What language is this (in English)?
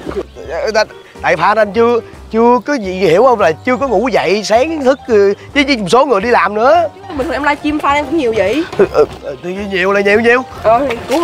Vietnamese